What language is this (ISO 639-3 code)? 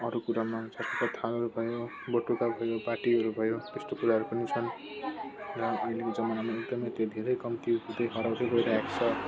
nep